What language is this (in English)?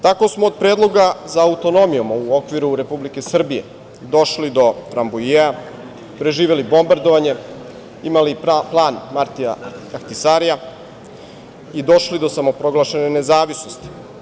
Serbian